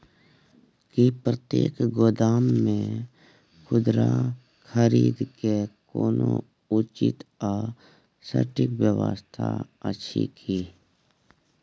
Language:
Maithili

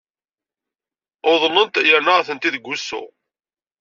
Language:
Kabyle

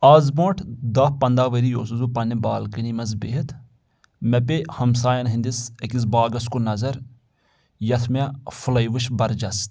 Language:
Kashmiri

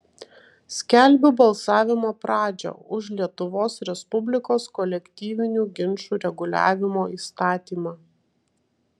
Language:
Lithuanian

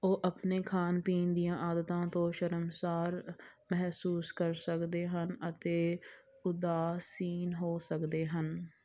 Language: Punjabi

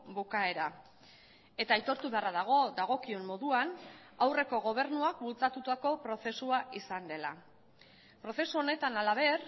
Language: Basque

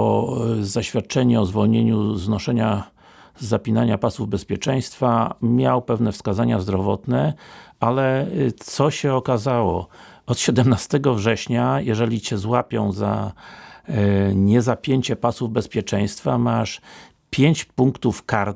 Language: Polish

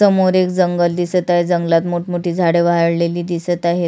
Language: Marathi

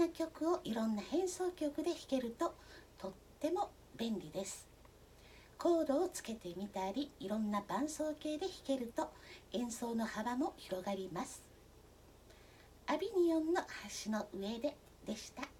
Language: Japanese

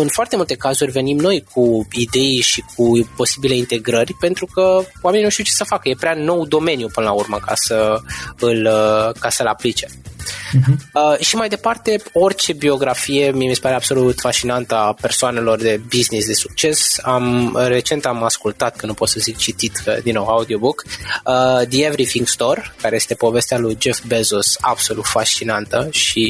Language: Romanian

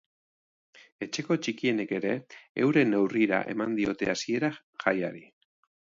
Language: Basque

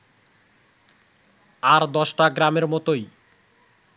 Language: Bangla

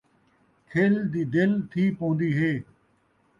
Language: Saraiki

